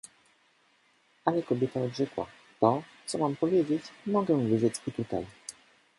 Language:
Polish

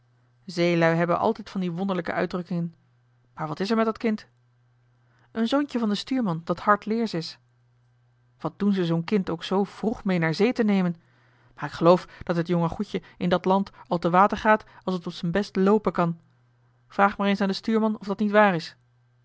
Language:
Dutch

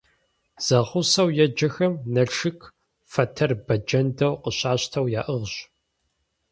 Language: Kabardian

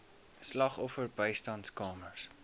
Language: Afrikaans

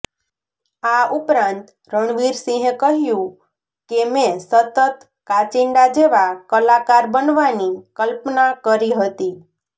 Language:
Gujarati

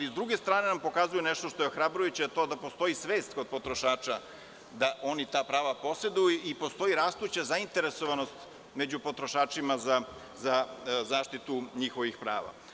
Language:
Serbian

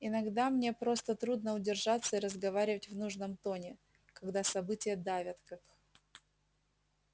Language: Russian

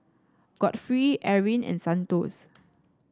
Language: English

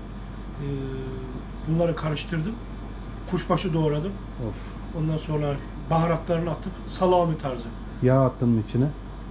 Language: Turkish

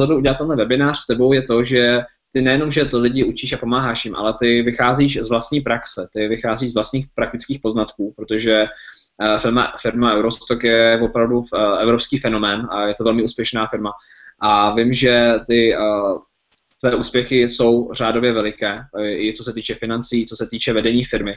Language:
Czech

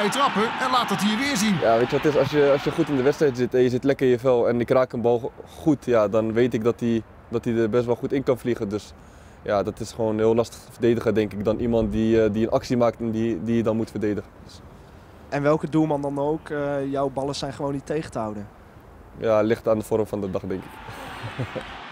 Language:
Dutch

